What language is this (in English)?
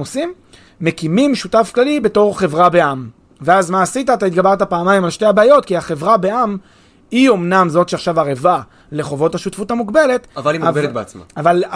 Hebrew